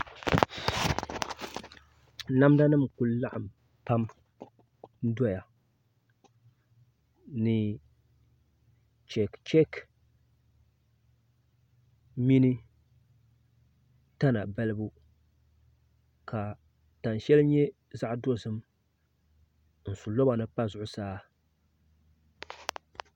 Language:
Dagbani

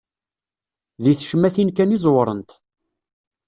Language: Kabyle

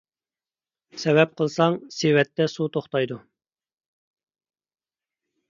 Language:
Uyghur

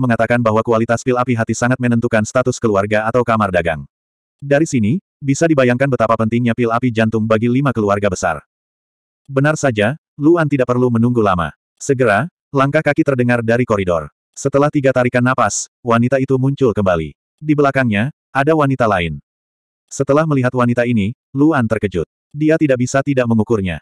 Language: Indonesian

